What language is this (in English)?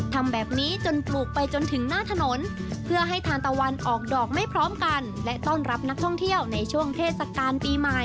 Thai